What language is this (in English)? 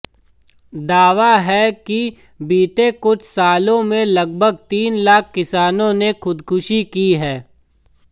Hindi